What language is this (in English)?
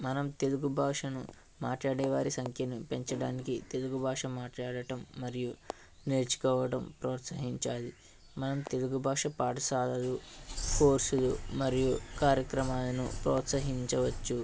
Telugu